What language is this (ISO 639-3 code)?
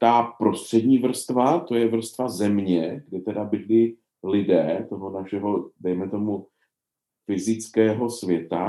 ces